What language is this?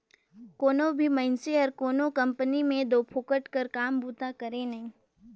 Chhattisgarhi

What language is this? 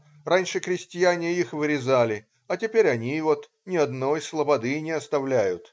Russian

